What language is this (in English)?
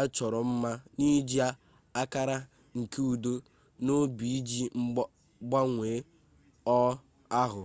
Igbo